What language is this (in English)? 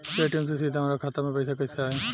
Bhojpuri